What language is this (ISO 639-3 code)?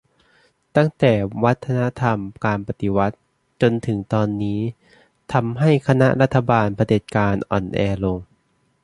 tha